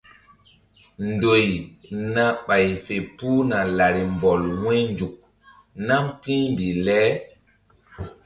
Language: Mbum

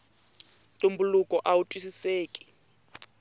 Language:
Tsonga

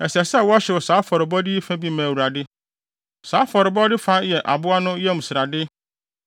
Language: Akan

